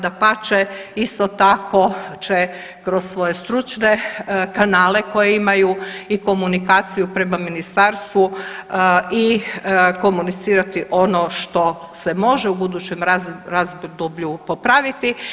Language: Croatian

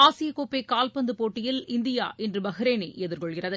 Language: Tamil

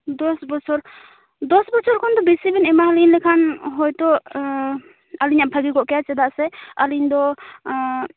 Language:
Santali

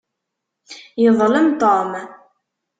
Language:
Kabyle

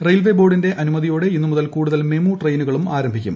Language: Malayalam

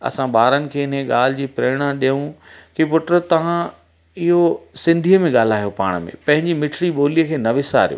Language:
Sindhi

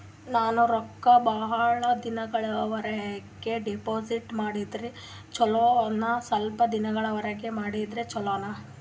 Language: Kannada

